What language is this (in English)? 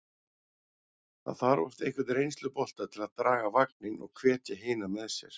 Icelandic